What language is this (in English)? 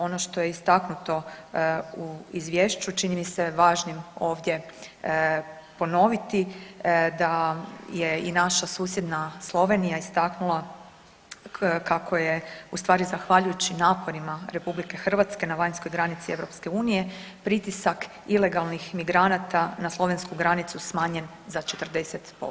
Croatian